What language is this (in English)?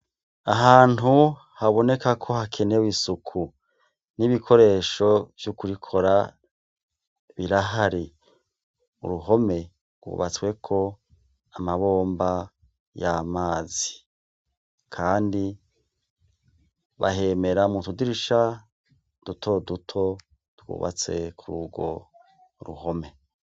Rundi